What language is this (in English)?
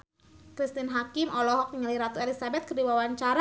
Sundanese